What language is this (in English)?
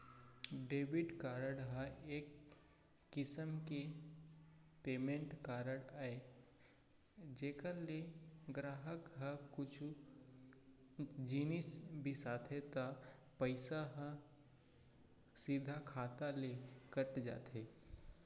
Chhattisgarhi